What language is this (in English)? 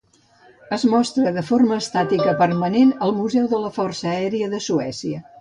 Catalan